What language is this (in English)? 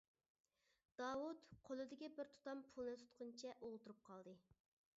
Uyghur